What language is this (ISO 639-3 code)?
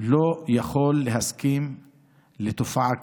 heb